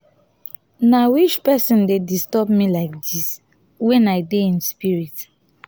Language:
Nigerian Pidgin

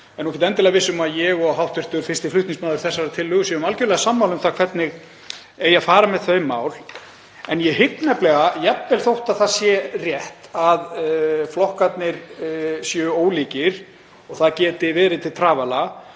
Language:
Icelandic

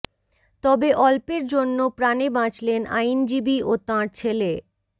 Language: Bangla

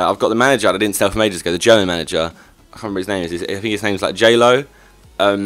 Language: English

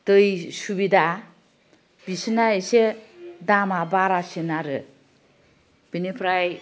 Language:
Bodo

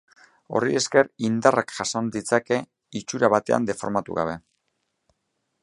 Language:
Basque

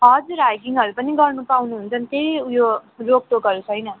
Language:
Nepali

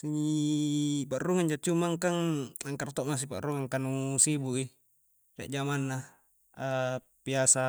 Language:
Coastal Konjo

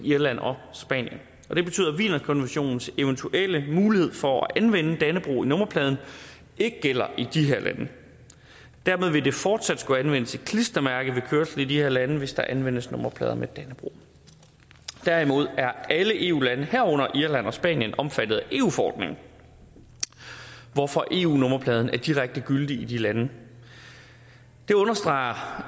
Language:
Danish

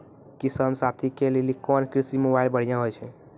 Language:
Maithili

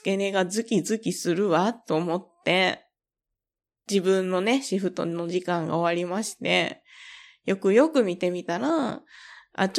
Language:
Japanese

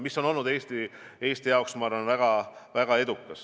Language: Estonian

